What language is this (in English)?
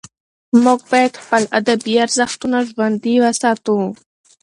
Pashto